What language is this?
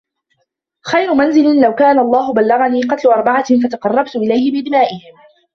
Arabic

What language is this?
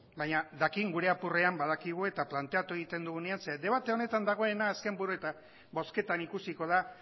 Basque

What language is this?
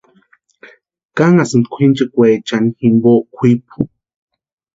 Western Highland Purepecha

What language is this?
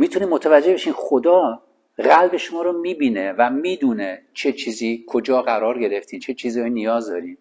Persian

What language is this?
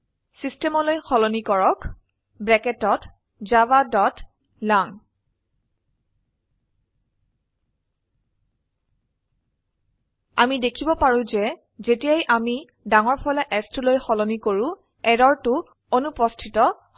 Assamese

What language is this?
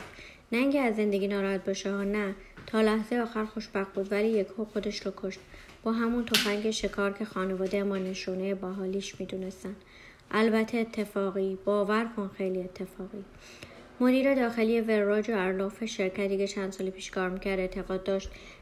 Persian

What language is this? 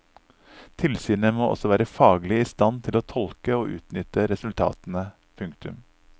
Norwegian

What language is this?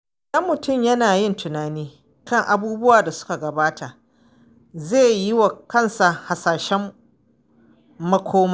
Hausa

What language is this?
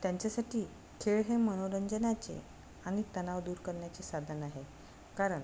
Marathi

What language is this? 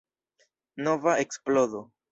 Esperanto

